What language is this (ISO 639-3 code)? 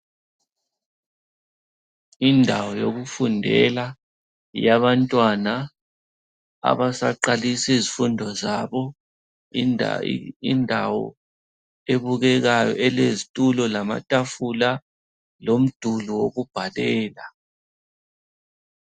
nde